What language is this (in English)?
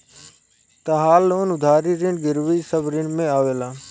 Bhojpuri